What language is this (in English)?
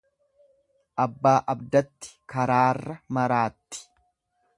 Oromo